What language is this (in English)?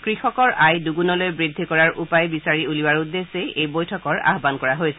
Assamese